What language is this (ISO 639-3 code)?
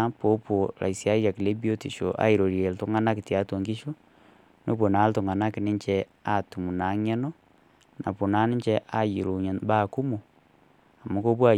mas